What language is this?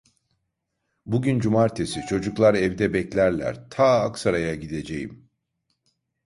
Turkish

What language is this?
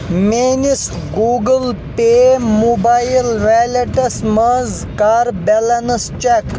Kashmiri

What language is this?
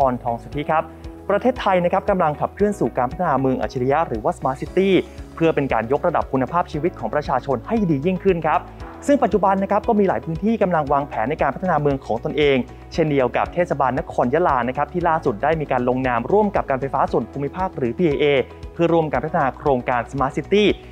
Thai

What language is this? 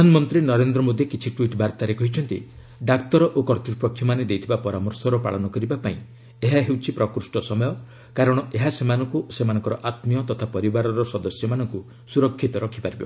Odia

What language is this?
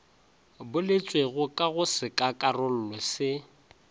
Northern Sotho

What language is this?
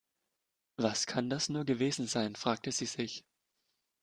German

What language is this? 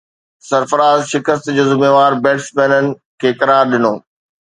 Sindhi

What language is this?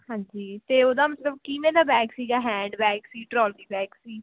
Punjabi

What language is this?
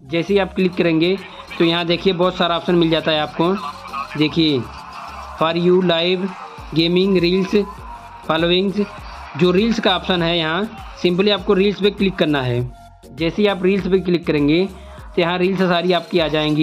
Hindi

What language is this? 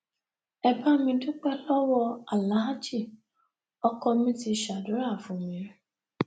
Yoruba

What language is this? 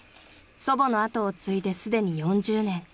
Japanese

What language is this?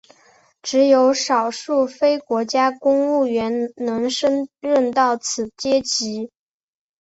Chinese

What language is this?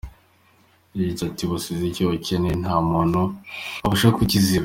Kinyarwanda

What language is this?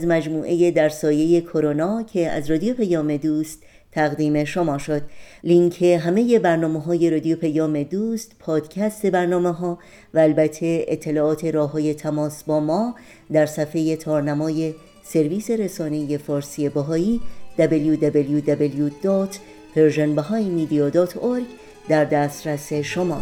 Persian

